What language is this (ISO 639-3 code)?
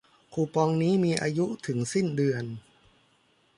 tha